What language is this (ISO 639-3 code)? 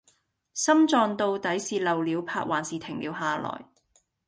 yue